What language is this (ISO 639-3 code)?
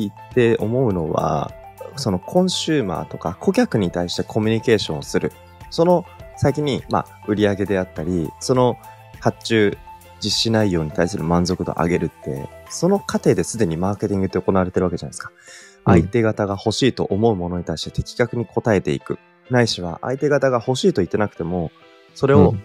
jpn